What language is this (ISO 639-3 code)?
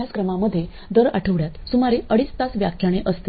mar